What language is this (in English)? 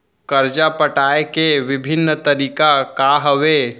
Chhattisgarhi